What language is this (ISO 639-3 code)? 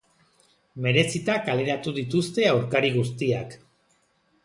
eus